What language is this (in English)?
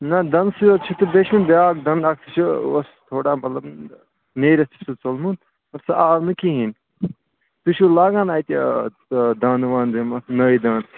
Kashmiri